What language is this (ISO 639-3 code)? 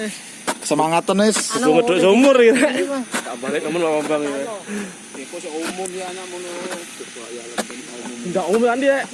ind